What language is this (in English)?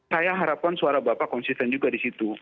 Indonesian